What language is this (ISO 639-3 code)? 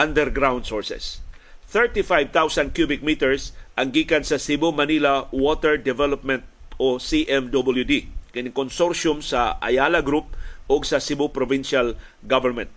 fil